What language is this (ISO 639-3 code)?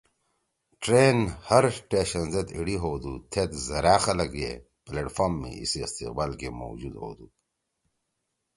trw